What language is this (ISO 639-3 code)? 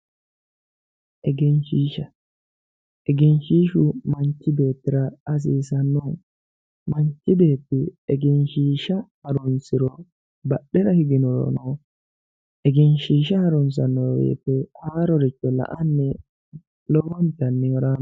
sid